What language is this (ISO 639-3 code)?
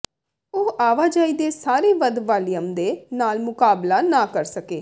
pan